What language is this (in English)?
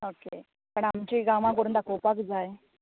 Konkani